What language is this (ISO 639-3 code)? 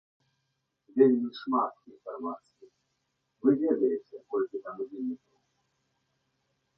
bel